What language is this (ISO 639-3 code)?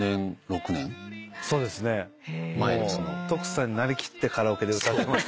jpn